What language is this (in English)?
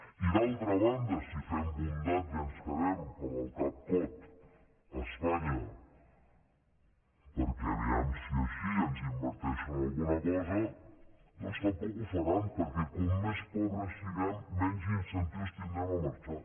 Catalan